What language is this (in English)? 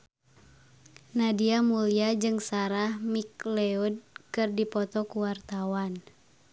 Sundanese